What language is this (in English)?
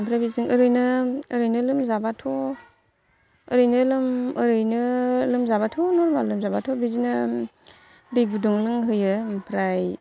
Bodo